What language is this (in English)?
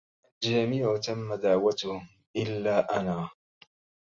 Arabic